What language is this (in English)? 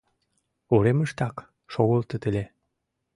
Mari